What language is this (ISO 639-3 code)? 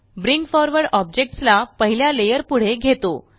mar